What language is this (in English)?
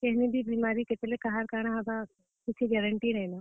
Odia